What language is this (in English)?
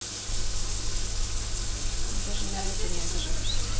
Russian